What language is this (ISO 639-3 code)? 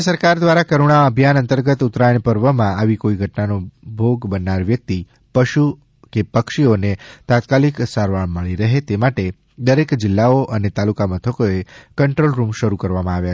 guj